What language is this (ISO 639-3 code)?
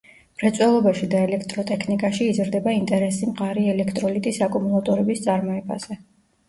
kat